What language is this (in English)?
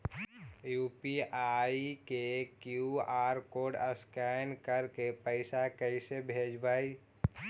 Magahi